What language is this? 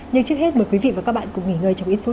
Vietnamese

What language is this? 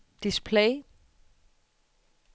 Danish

